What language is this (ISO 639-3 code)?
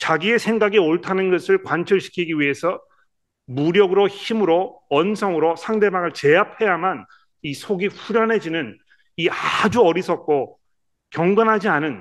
kor